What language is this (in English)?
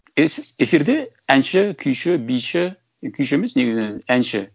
Kazakh